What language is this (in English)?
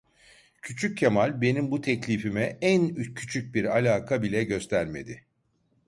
Turkish